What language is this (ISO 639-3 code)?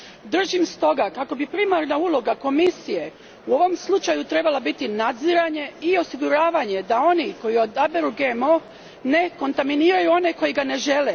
hrv